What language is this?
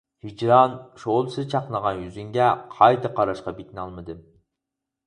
Uyghur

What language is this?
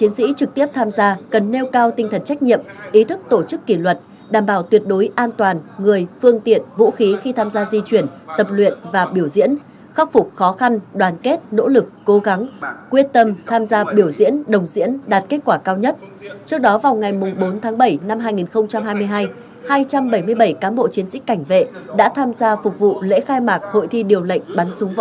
Vietnamese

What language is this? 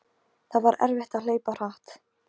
Icelandic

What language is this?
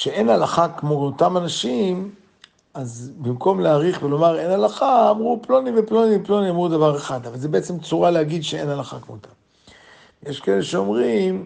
Hebrew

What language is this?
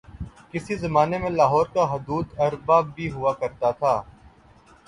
Urdu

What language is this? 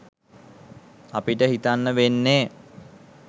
Sinhala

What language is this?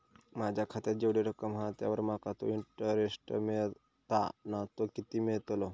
Marathi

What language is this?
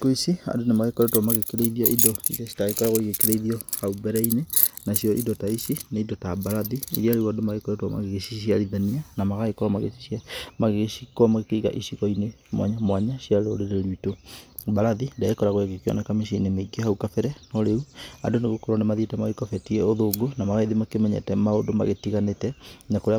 Kikuyu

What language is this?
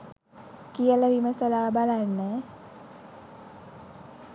Sinhala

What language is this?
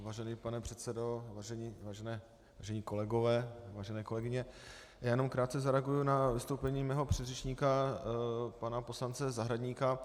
Czech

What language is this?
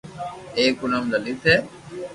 Loarki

